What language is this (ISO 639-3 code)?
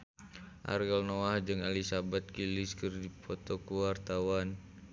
sun